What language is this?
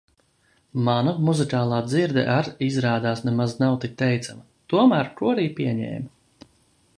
Latvian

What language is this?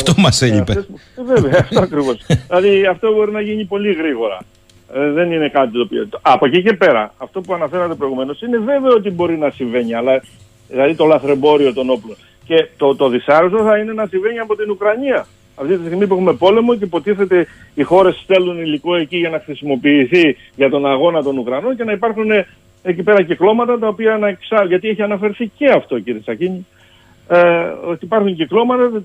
Greek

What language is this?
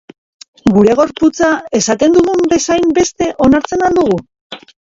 Basque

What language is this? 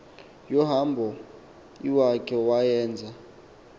Xhosa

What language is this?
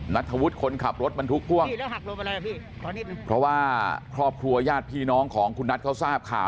Thai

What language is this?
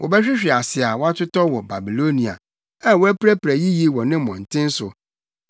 Akan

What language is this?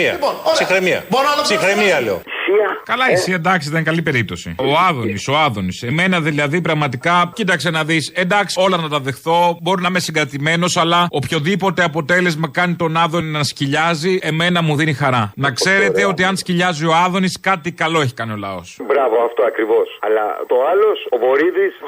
Greek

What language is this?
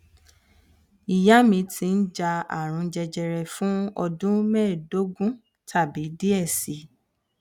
Yoruba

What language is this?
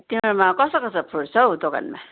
Nepali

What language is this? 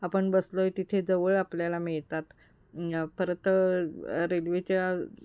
Marathi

